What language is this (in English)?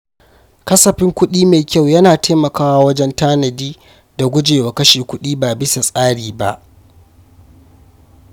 Hausa